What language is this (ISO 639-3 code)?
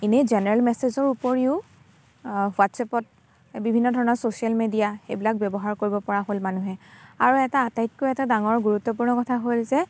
asm